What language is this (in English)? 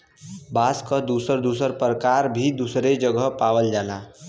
Bhojpuri